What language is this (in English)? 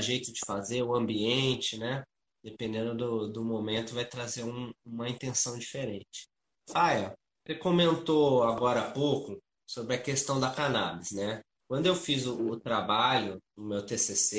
Portuguese